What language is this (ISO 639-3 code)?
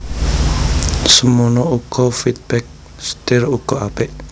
jav